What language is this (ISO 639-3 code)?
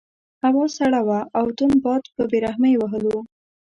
pus